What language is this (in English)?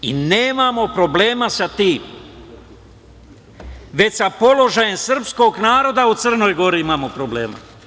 Serbian